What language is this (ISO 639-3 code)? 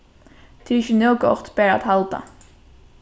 fao